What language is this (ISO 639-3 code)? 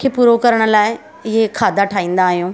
snd